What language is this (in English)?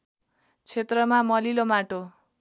Nepali